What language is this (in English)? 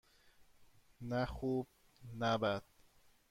Persian